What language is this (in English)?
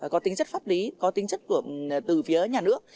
Vietnamese